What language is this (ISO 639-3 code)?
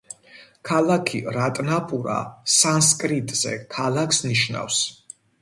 kat